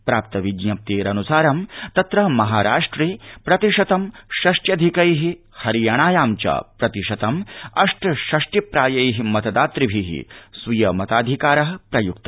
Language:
Sanskrit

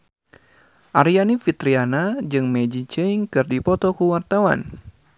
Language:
Sundanese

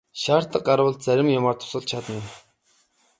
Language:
Mongolian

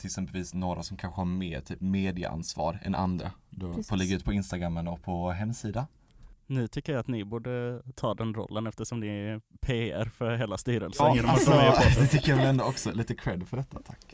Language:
Swedish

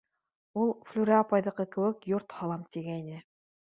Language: Bashkir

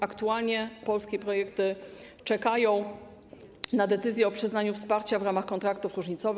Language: Polish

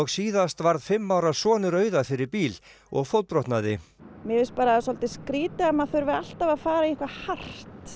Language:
Icelandic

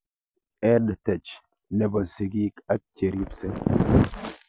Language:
Kalenjin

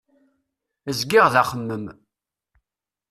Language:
Kabyle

